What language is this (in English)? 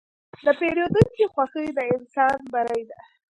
Pashto